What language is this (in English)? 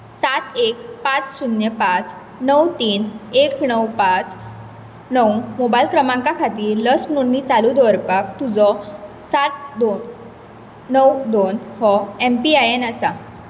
Konkani